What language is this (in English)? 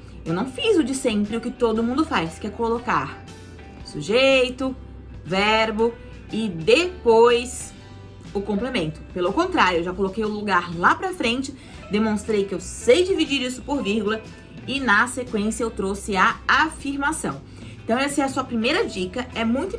Portuguese